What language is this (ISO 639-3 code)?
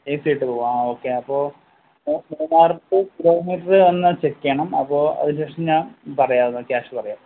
mal